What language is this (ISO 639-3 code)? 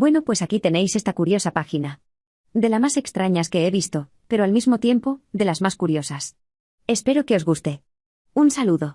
spa